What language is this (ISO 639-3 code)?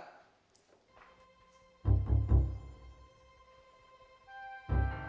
ind